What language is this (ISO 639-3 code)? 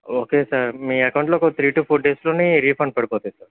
tel